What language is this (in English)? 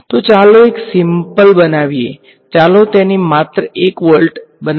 Gujarati